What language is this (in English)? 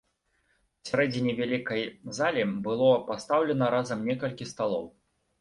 Belarusian